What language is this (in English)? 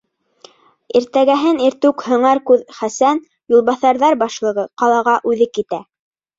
Bashkir